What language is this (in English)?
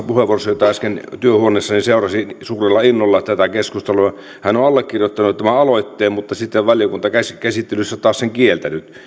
Finnish